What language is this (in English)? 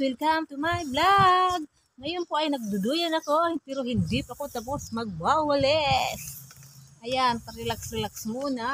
Filipino